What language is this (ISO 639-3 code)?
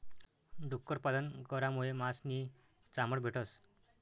mar